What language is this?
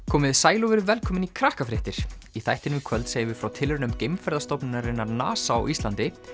Icelandic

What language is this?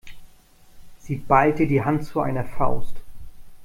German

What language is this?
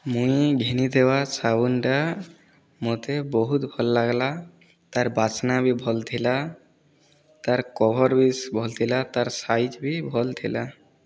Odia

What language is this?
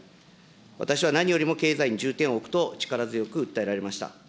Japanese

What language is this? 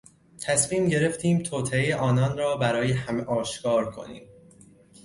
Persian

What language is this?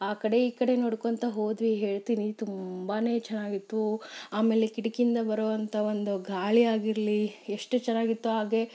Kannada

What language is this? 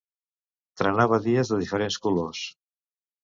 Catalan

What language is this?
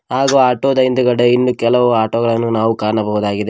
Kannada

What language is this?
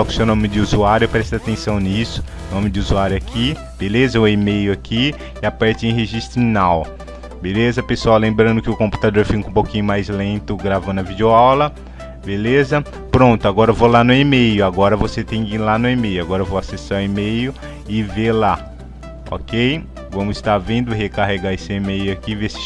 Portuguese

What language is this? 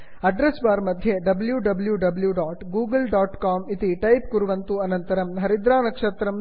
Sanskrit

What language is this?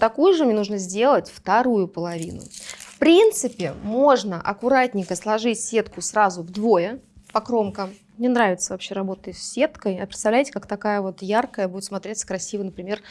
Russian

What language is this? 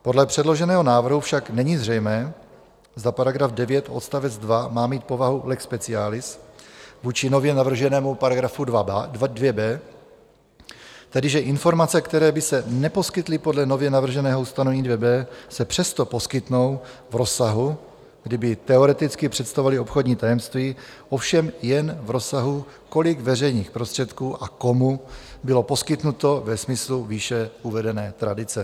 Czech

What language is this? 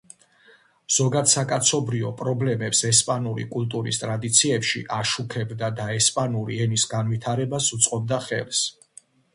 Georgian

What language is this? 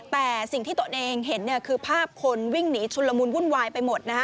Thai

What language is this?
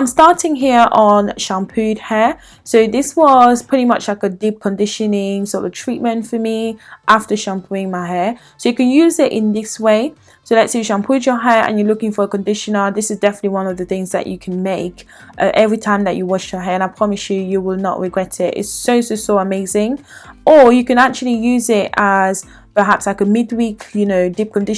English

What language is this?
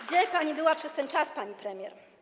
Polish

